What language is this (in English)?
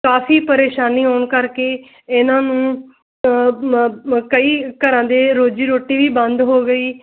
Punjabi